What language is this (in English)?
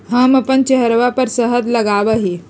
Magahi